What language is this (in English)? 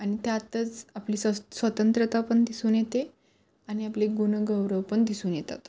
Marathi